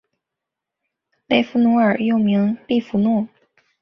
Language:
Chinese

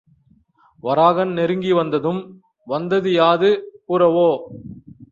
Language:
Tamil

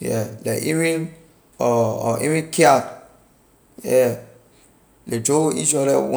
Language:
Liberian English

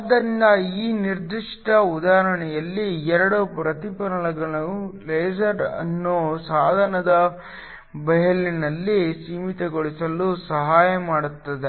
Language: Kannada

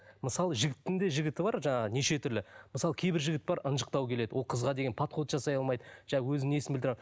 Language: Kazakh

